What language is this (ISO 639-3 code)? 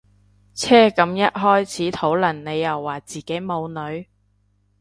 yue